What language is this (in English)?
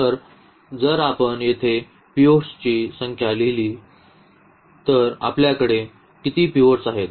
Marathi